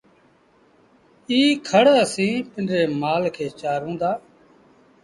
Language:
Sindhi Bhil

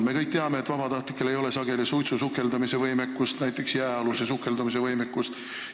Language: Estonian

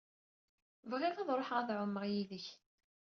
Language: Kabyle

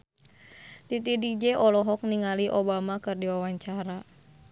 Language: Sundanese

